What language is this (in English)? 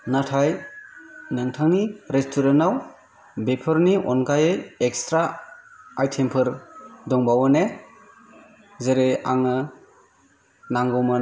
Bodo